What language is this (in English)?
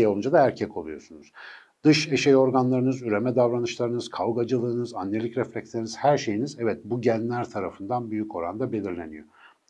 Turkish